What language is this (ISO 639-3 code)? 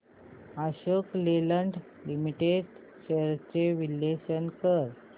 mar